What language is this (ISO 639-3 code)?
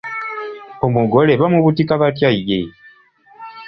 lug